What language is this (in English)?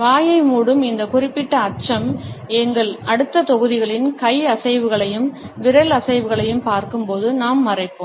Tamil